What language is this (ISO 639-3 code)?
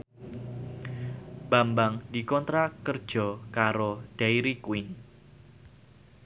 jav